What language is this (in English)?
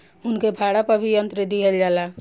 Bhojpuri